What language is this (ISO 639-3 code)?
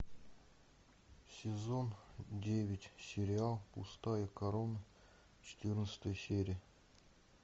rus